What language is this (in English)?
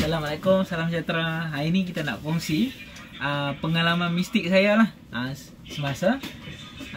Malay